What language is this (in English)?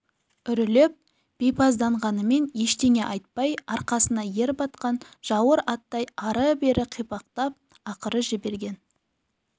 Kazakh